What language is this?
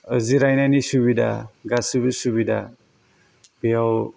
Bodo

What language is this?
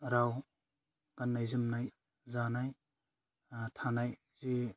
Bodo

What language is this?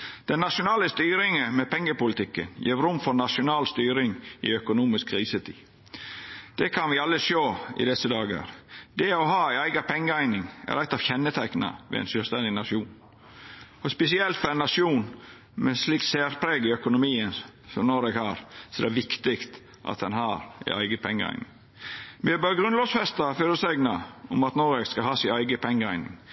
Norwegian Nynorsk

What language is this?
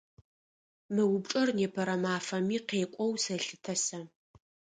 Adyghe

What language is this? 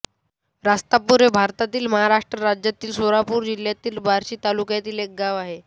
Marathi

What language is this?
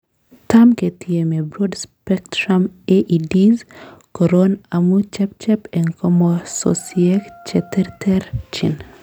Kalenjin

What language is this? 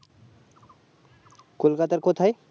Bangla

